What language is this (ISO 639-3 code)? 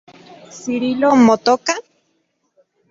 ncx